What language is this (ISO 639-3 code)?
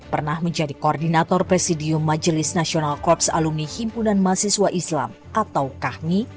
ind